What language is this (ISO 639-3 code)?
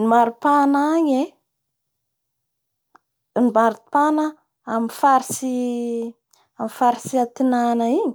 bhr